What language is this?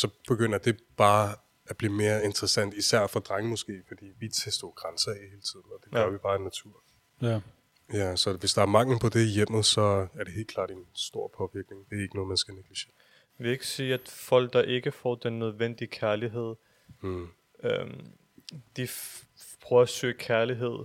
Danish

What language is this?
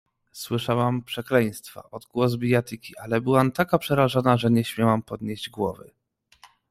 Polish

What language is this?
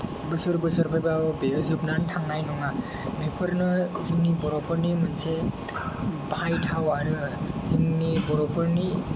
Bodo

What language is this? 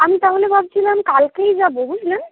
Bangla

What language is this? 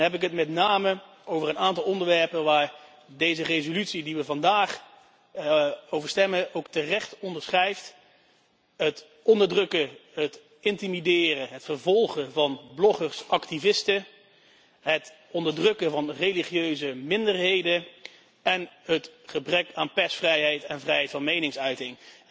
Dutch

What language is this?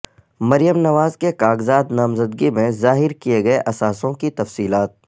Urdu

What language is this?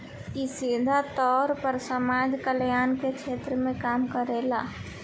Bhojpuri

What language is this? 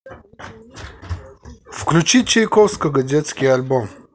Russian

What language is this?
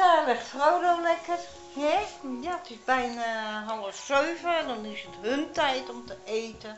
Dutch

